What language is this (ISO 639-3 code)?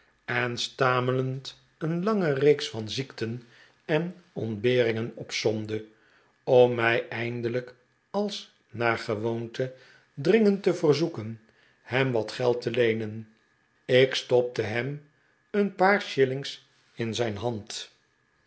nld